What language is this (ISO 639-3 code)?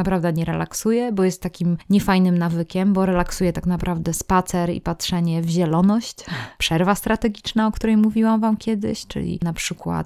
pol